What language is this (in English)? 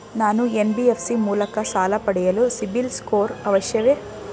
Kannada